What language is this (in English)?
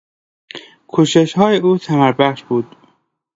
Persian